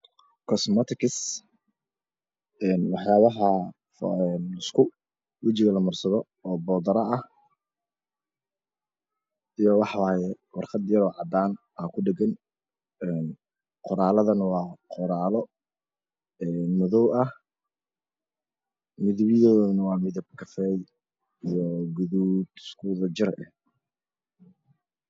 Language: Somali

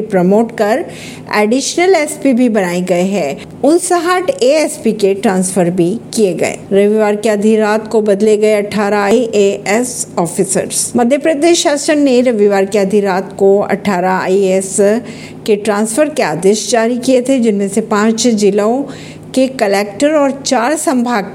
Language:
Hindi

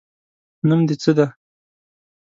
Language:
Pashto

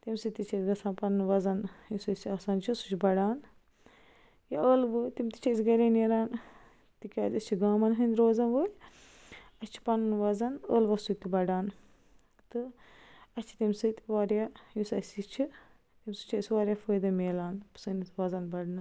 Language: Kashmiri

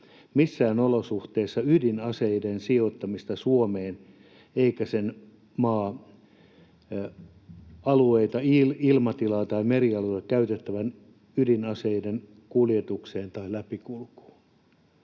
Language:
Finnish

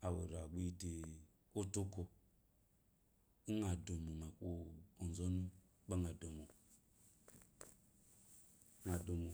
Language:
Eloyi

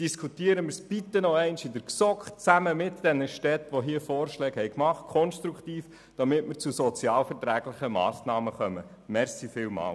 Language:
Swiss German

